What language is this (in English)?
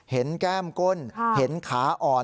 Thai